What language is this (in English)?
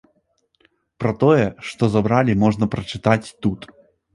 Belarusian